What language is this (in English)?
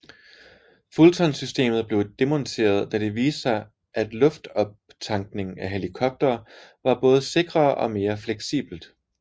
Danish